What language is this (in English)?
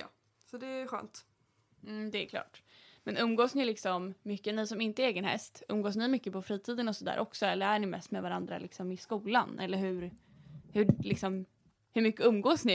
Swedish